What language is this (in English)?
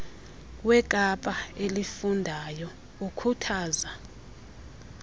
Xhosa